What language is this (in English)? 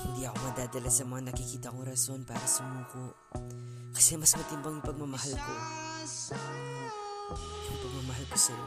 Filipino